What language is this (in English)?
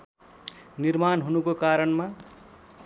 Nepali